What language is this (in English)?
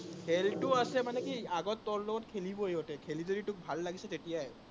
Assamese